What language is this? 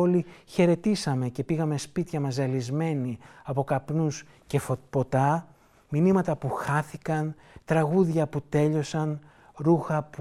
Greek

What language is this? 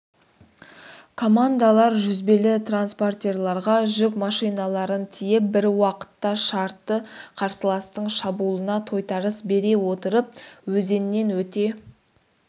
Kazakh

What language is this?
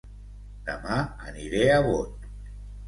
Catalan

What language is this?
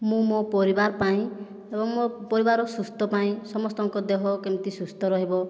Odia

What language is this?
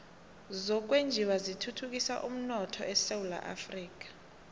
South Ndebele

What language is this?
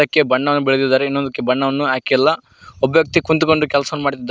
Kannada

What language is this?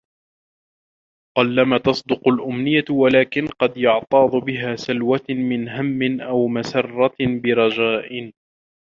Arabic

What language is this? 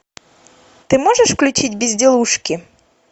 Russian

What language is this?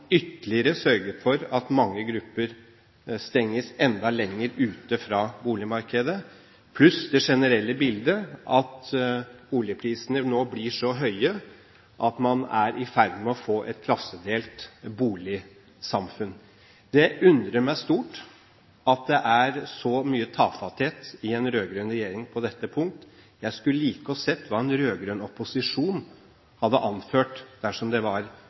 Norwegian Bokmål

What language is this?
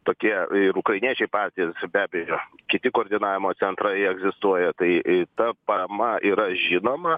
Lithuanian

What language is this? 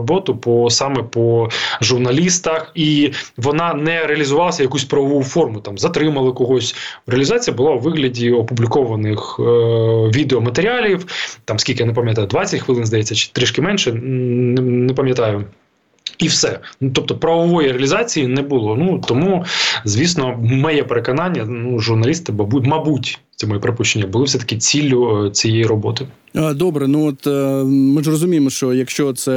Ukrainian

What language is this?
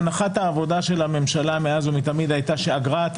Hebrew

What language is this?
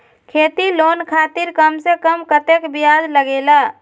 Magahi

